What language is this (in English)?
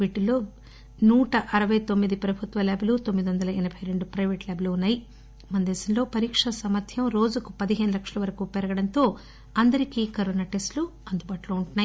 Telugu